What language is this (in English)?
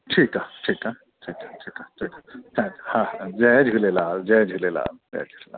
Sindhi